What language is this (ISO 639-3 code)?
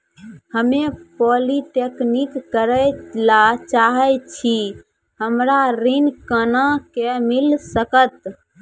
mai